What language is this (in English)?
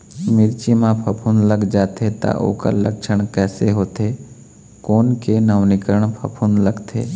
Chhattisgarhi